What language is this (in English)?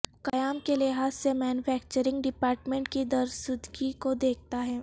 Urdu